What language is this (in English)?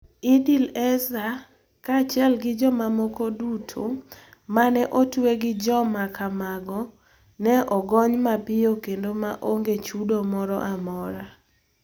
Luo (Kenya and Tanzania)